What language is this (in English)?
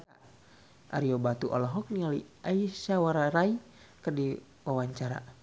Sundanese